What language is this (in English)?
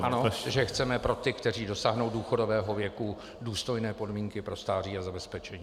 Czech